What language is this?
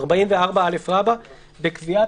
Hebrew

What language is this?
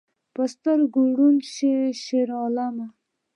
Pashto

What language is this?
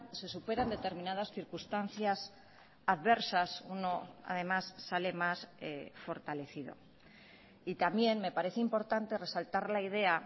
Spanish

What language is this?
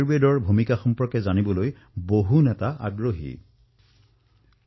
Assamese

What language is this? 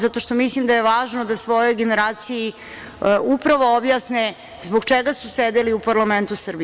Serbian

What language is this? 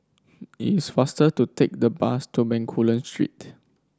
English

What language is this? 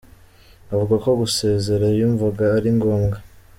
Kinyarwanda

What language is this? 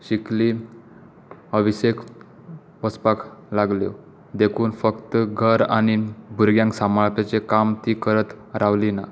Konkani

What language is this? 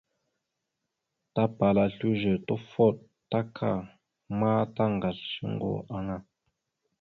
Mada (Cameroon)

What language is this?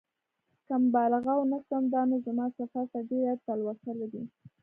Pashto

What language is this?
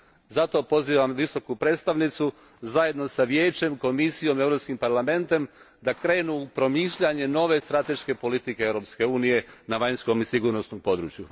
Croatian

